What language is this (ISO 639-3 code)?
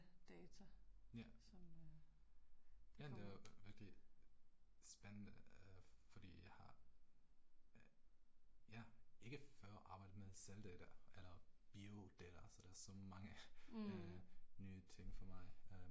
dan